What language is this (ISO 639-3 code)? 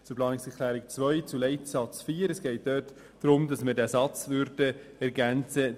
gsw